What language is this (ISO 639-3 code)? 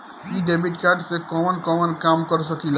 bho